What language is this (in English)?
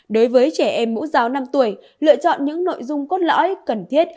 Vietnamese